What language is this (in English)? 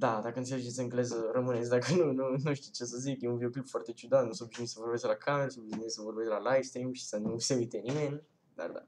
Romanian